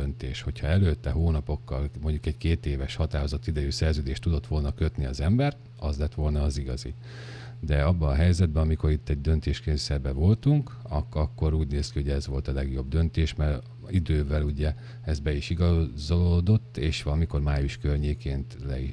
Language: Hungarian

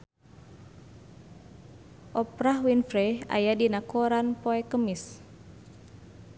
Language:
Sundanese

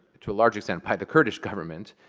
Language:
English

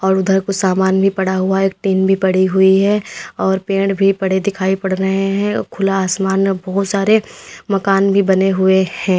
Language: Hindi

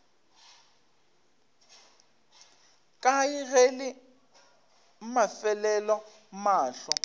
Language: Northern Sotho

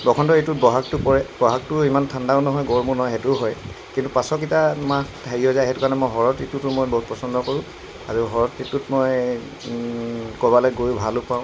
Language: Assamese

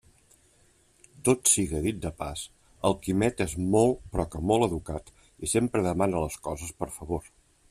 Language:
Catalan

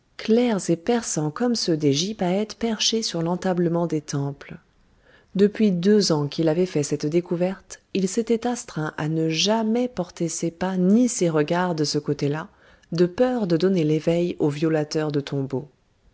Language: French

